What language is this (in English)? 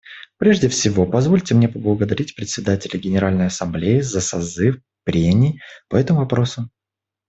Russian